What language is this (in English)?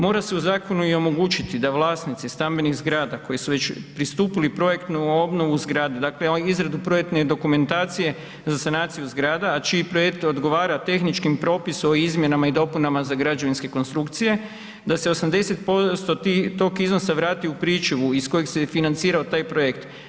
Croatian